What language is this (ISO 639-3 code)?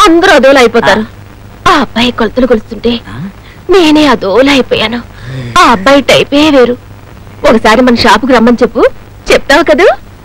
tel